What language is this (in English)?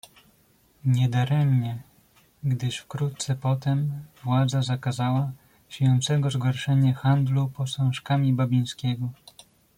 Polish